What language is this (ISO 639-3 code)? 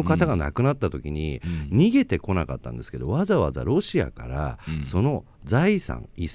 jpn